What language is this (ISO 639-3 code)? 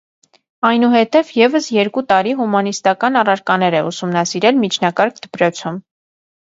hye